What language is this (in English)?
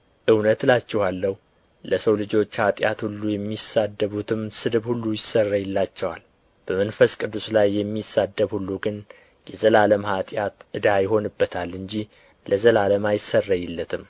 Amharic